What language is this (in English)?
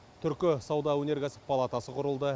Kazakh